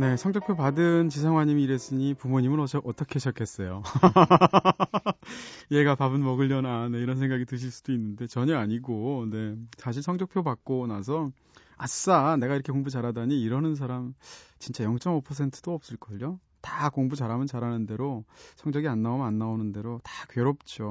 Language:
Korean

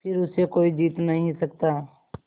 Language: Hindi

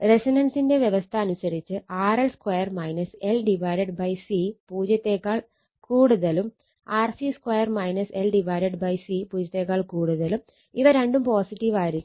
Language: Malayalam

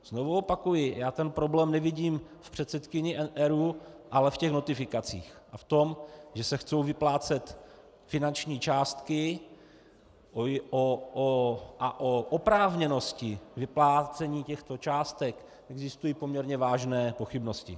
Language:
Czech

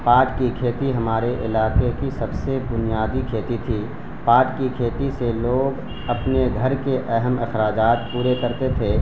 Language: Urdu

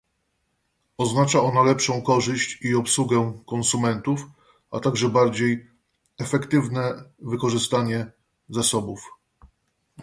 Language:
Polish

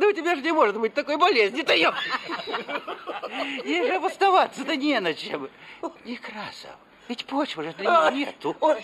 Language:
Russian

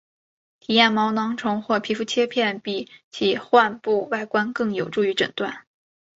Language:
Chinese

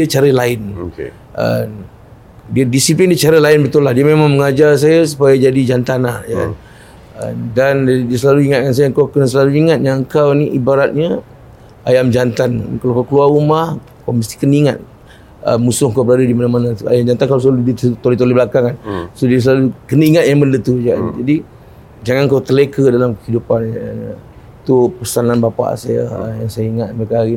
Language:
Malay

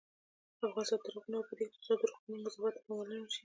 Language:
Pashto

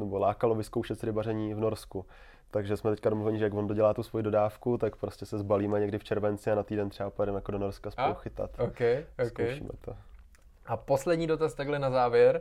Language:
Czech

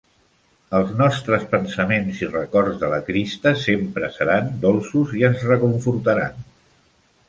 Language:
Catalan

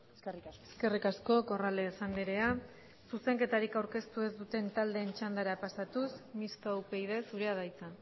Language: Basque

